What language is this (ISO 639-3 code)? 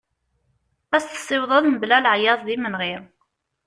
kab